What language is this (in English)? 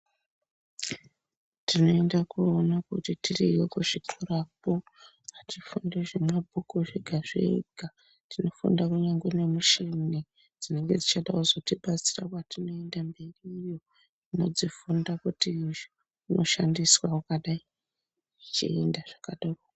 Ndau